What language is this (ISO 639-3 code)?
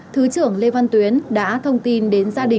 vie